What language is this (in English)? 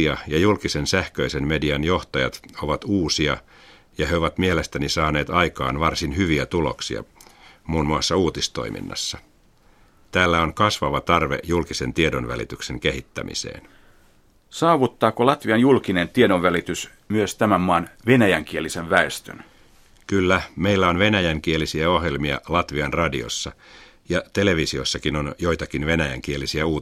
Finnish